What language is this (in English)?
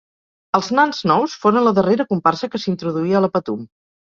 Catalan